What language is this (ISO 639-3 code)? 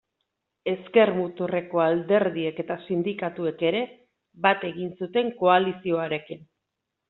eus